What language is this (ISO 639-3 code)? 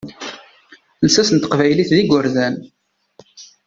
kab